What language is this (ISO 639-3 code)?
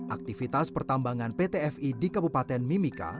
ind